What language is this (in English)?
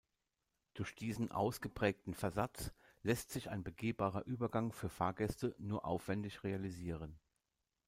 German